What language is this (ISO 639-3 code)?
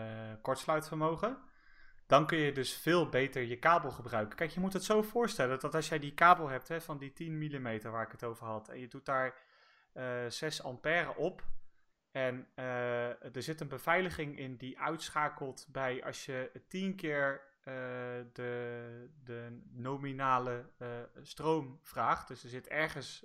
nld